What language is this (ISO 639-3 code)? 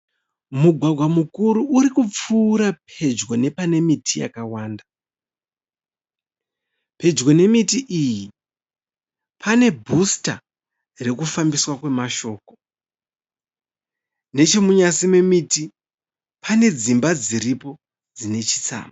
sna